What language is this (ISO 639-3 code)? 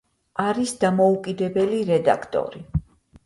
kat